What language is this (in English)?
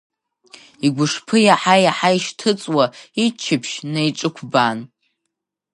Abkhazian